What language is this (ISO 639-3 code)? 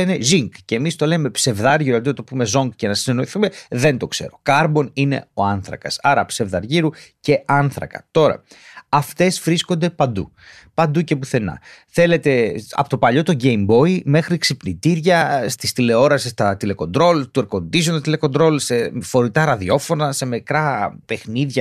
ell